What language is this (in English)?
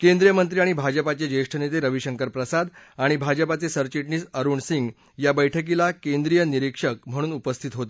Marathi